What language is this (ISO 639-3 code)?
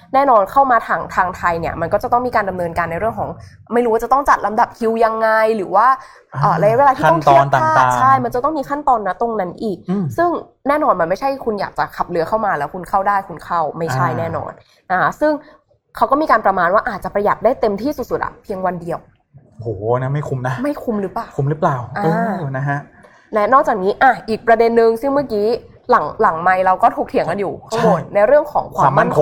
tha